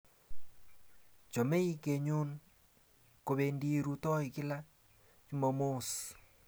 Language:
Kalenjin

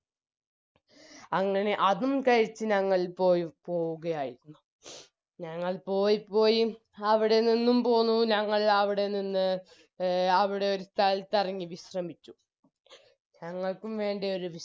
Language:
Malayalam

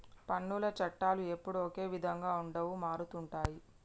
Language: Telugu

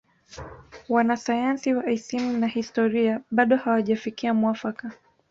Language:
Swahili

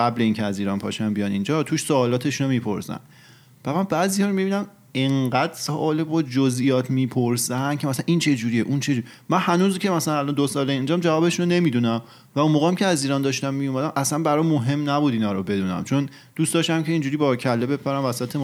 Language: Persian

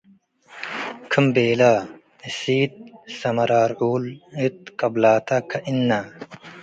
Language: Tigre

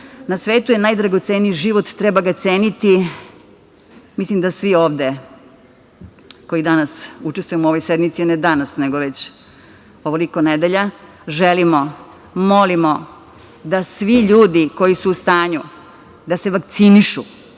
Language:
Serbian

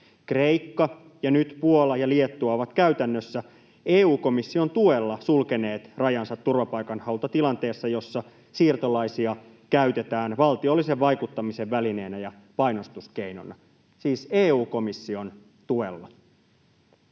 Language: Finnish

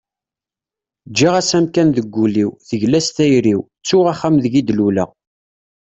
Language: Kabyle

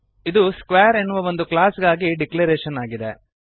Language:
Kannada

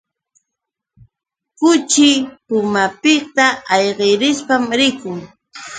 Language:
Yauyos Quechua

